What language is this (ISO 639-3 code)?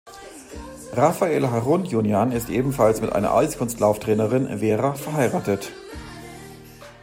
deu